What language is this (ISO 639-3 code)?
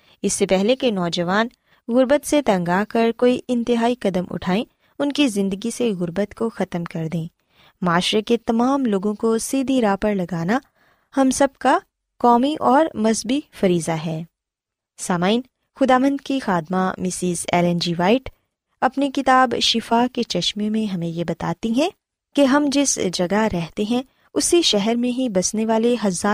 urd